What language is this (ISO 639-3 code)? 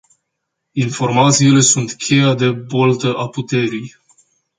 ron